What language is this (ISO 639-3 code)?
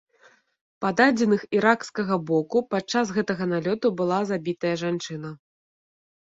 bel